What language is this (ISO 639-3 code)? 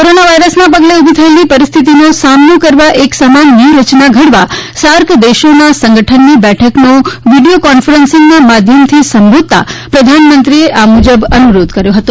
guj